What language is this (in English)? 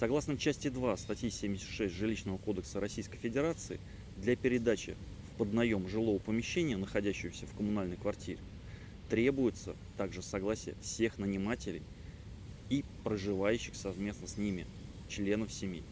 Russian